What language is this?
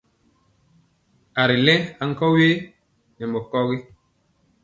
Mpiemo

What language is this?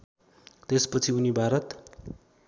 Nepali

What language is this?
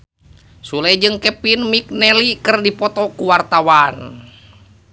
Sundanese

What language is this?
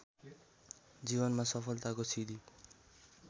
Nepali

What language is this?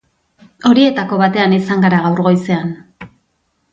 Basque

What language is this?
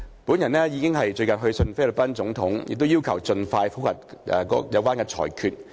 Cantonese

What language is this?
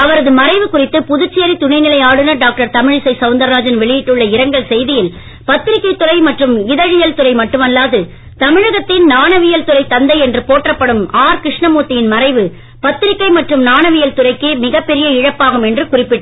Tamil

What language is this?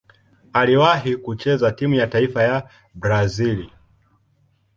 Swahili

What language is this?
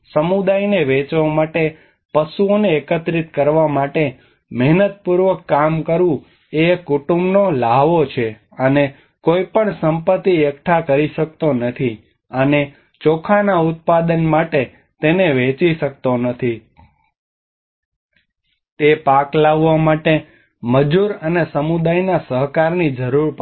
Gujarati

